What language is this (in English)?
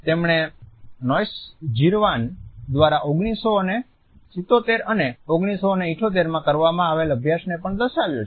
Gujarati